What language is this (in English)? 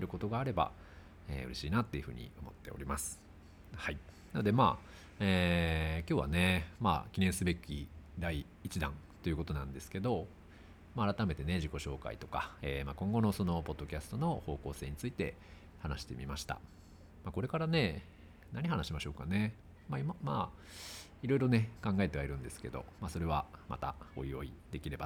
Japanese